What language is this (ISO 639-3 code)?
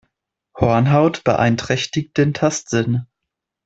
deu